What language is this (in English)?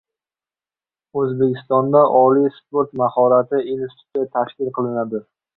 Uzbek